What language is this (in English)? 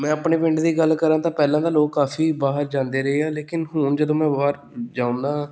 Punjabi